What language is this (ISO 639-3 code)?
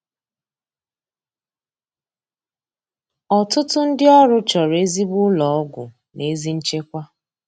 ibo